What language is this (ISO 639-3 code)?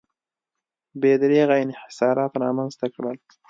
pus